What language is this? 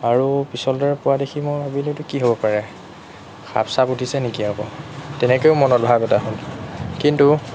Assamese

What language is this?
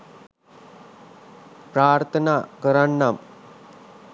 Sinhala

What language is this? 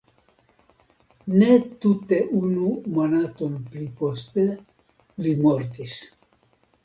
Esperanto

